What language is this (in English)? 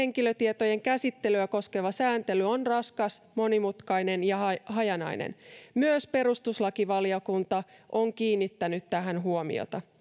Finnish